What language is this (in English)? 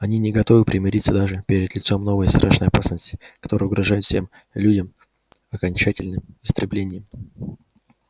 Russian